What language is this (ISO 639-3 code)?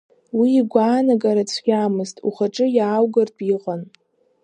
abk